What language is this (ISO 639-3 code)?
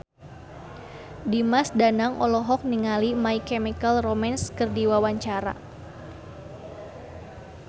sun